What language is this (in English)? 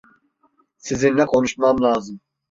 Turkish